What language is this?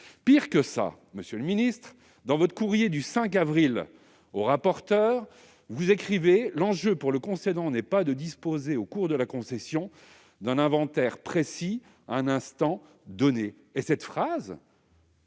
French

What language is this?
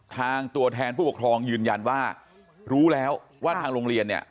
Thai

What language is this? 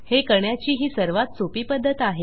Marathi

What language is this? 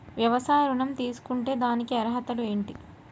Telugu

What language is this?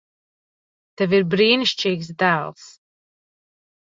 Latvian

